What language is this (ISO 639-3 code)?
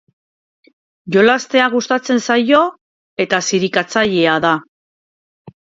eus